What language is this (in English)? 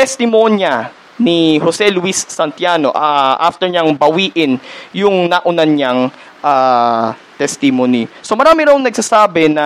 Filipino